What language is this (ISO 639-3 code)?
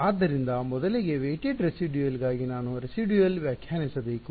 kan